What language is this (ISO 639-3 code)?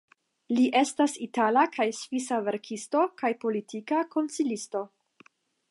epo